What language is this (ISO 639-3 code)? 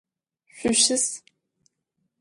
ady